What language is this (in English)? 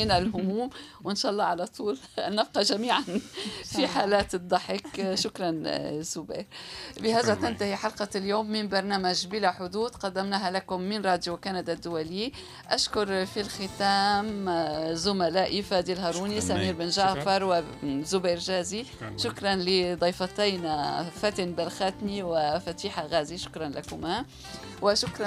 Arabic